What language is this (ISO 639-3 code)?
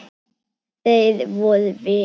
isl